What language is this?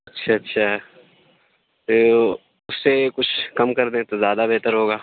Urdu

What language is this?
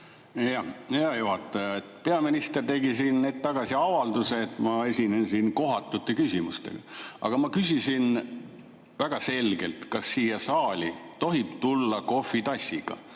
Estonian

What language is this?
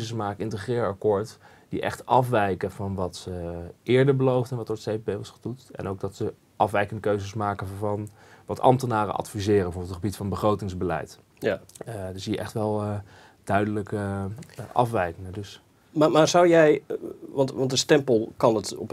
Dutch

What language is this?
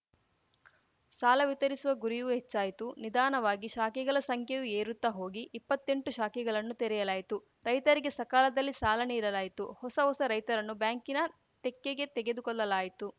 Kannada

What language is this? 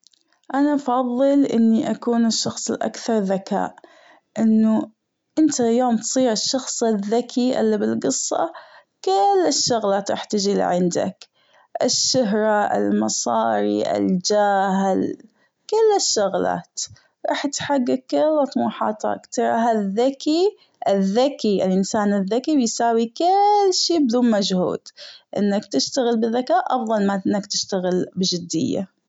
Gulf Arabic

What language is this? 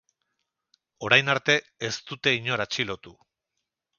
Basque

